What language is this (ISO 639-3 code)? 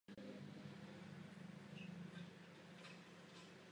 ces